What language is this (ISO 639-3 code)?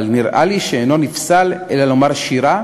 heb